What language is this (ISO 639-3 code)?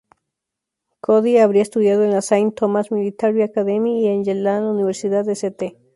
spa